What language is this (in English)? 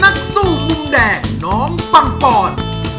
Thai